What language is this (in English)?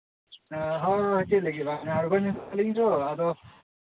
Santali